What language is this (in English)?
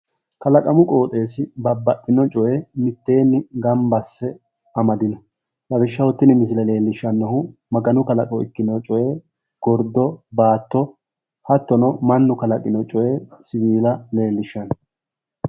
Sidamo